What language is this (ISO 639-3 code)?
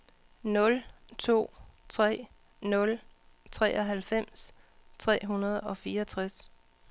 dan